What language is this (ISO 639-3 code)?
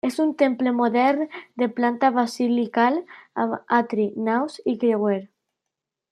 cat